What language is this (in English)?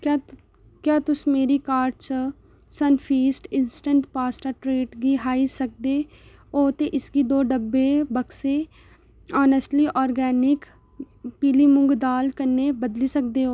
Dogri